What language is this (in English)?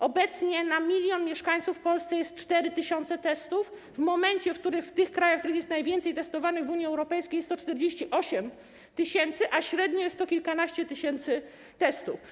Polish